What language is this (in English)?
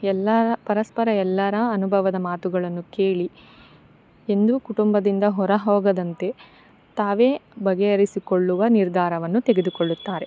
Kannada